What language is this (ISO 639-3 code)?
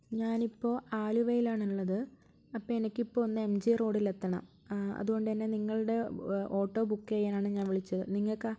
mal